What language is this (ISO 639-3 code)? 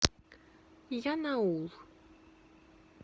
rus